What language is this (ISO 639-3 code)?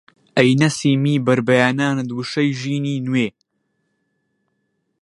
ckb